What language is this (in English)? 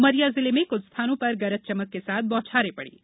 Hindi